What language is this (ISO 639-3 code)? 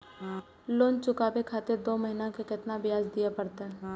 mai